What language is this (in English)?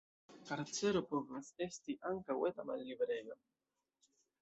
Esperanto